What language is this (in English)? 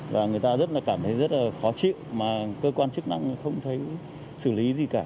Vietnamese